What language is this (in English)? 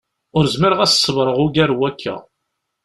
Kabyle